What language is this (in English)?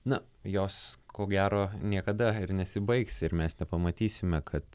Lithuanian